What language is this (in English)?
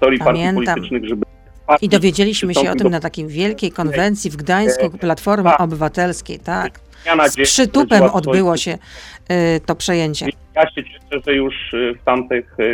Polish